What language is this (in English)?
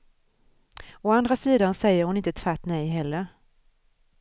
Swedish